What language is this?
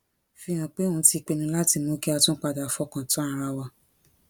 Yoruba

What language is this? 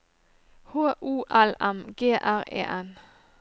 Norwegian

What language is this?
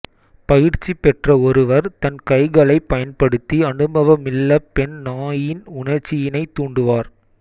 Tamil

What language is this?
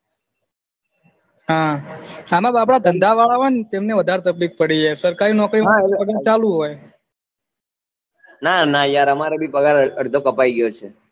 Gujarati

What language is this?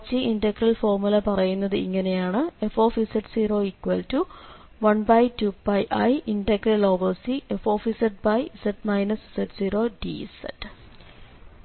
Malayalam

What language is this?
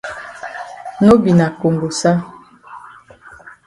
Cameroon Pidgin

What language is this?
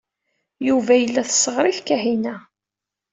Kabyle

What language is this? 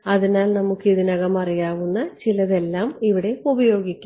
Malayalam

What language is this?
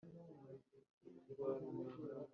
Kinyarwanda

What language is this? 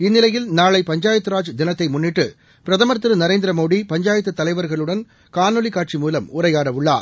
Tamil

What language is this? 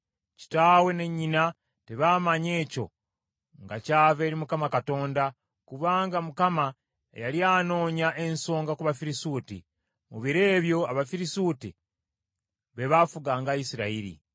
Ganda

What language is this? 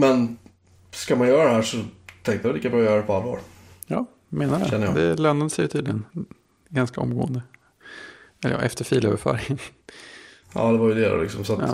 Swedish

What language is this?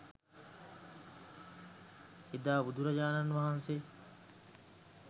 Sinhala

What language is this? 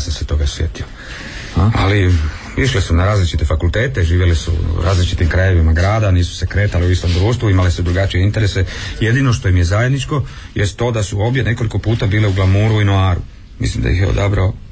Croatian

